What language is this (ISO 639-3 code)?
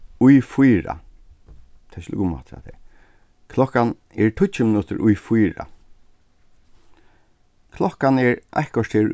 fao